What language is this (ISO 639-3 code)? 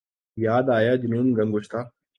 urd